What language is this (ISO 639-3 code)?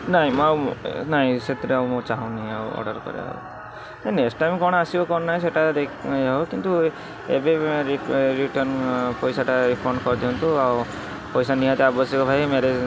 ori